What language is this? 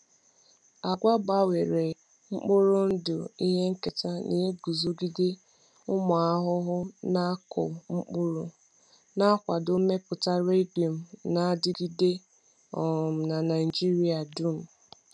Igbo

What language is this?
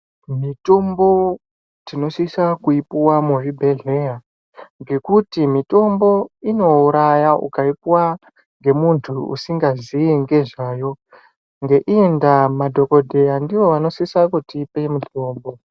Ndau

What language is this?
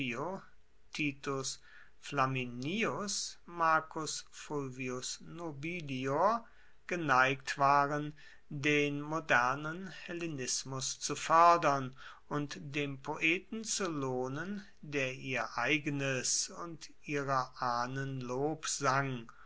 German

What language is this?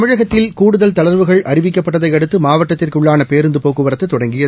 Tamil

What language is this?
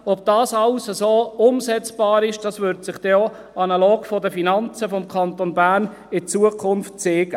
Swiss German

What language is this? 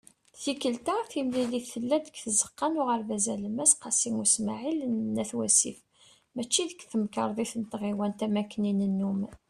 Kabyle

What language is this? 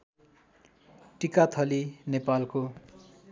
Nepali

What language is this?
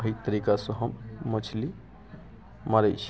Maithili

